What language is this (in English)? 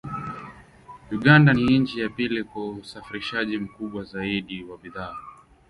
Swahili